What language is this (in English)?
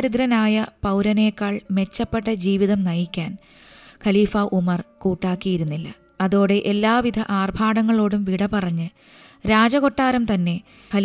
Malayalam